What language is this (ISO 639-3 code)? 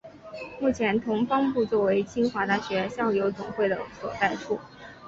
zho